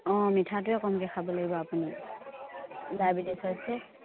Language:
Assamese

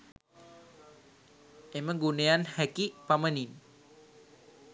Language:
Sinhala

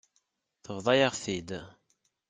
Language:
Kabyle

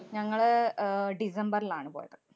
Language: Malayalam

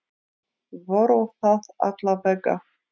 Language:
Icelandic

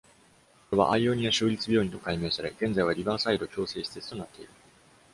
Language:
Japanese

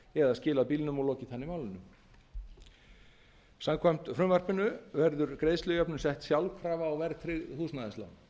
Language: Icelandic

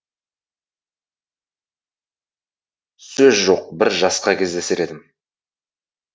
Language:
Kazakh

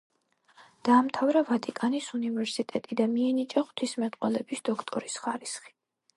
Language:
Georgian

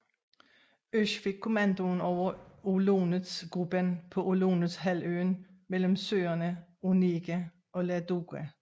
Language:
Danish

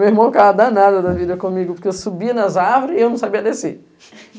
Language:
Portuguese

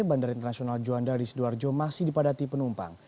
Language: Indonesian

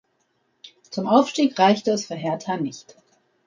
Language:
German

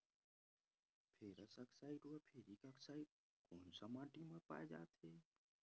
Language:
Chhattisgarhi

